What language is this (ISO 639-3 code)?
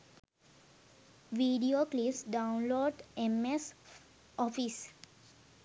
sin